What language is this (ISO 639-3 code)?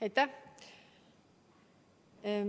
est